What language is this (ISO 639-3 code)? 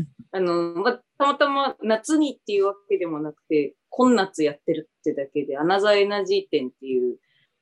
jpn